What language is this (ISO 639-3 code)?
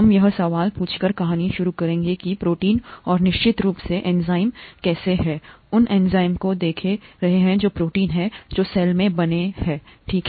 hin